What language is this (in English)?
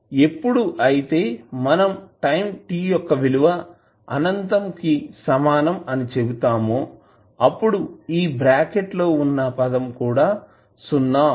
Telugu